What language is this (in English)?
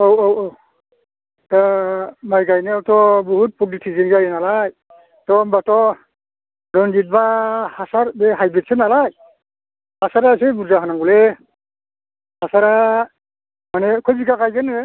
Bodo